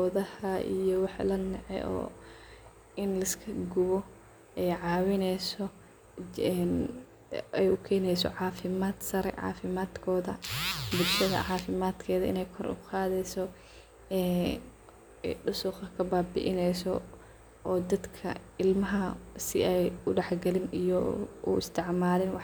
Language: Somali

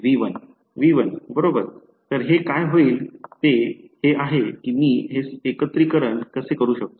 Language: Marathi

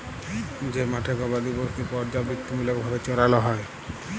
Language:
Bangla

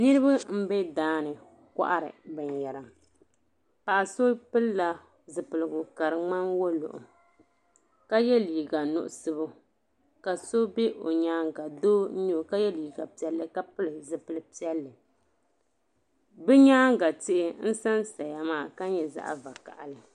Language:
Dagbani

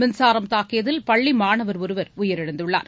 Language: Tamil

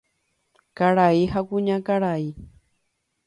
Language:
Guarani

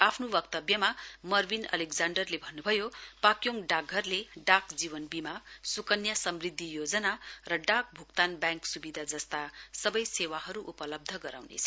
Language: Nepali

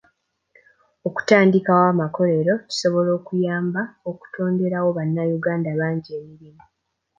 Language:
Ganda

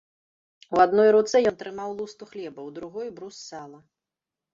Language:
Belarusian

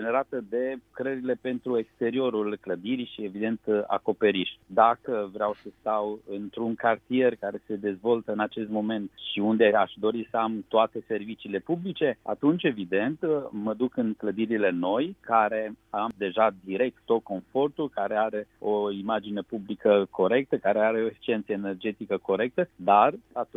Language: Romanian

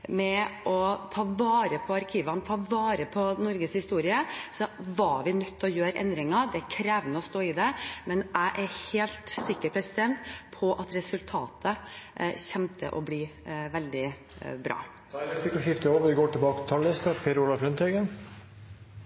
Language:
Norwegian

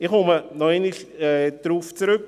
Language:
Swiss German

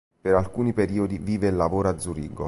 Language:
Italian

